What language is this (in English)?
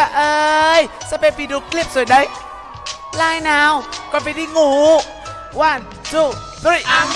Vietnamese